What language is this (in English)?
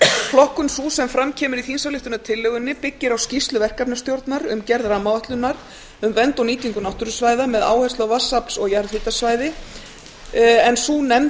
Icelandic